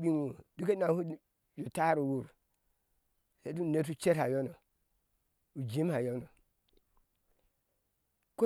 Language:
Ashe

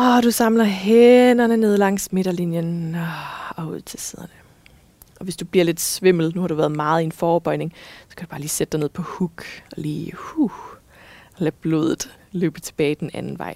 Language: Danish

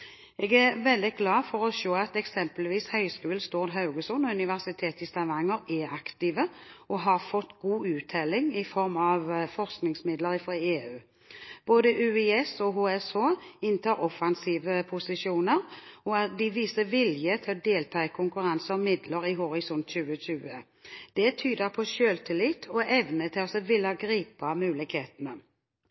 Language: Norwegian Bokmål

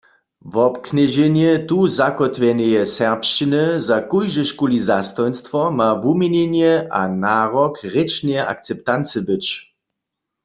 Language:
Upper Sorbian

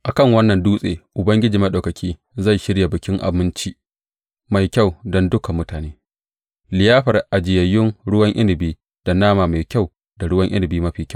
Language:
Hausa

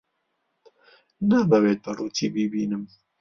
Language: Central Kurdish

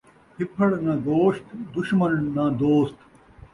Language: Saraiki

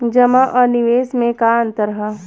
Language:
Bhojpuri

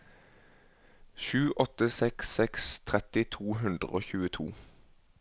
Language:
Norwegian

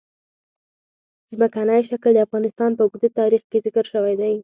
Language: Pashto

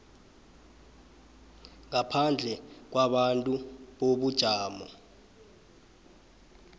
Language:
South Ndebele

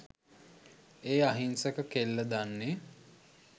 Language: Sinhala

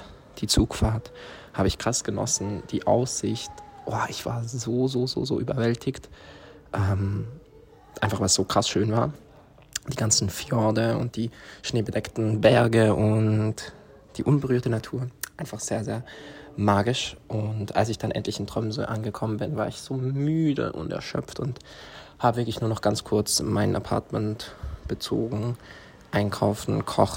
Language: German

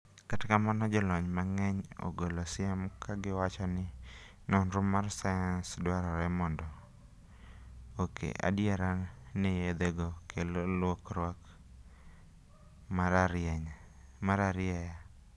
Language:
Luo (Kenya and Tanzania)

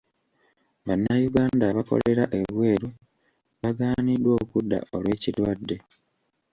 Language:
Ganda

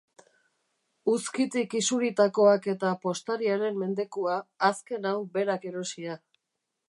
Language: Basque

